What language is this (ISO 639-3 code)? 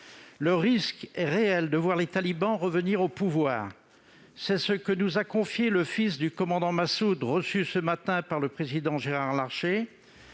fra